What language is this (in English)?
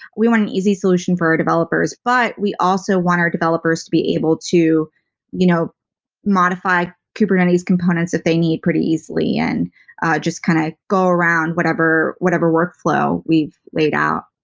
English